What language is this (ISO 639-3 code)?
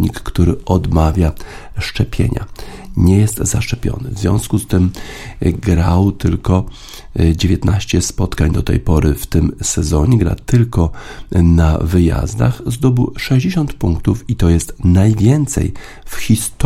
pol